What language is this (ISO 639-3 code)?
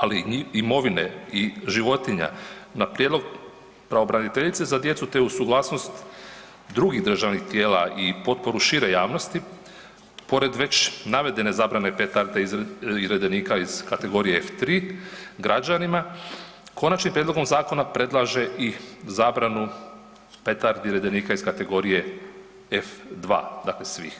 hrv